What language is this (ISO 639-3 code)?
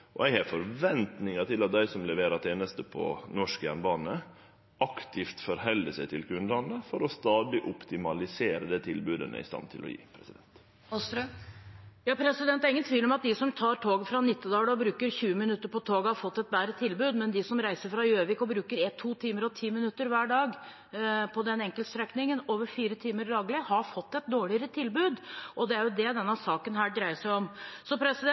nor